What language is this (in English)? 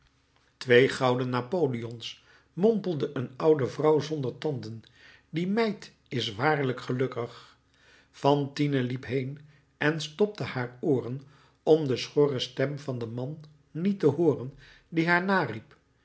Dutch